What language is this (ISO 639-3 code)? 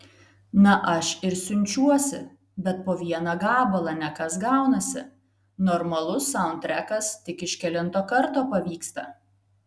lit